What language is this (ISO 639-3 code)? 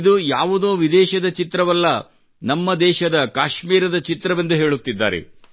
kan